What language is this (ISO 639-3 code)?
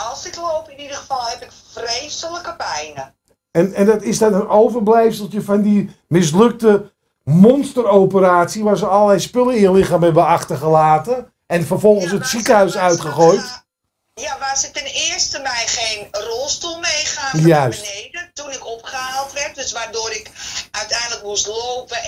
nld